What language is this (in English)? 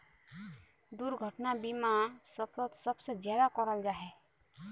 Magahi